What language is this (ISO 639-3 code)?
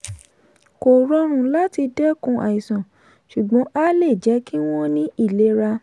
yor